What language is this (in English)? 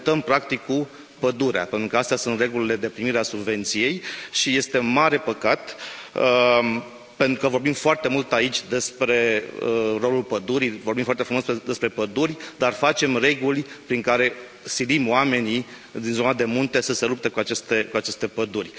Romanian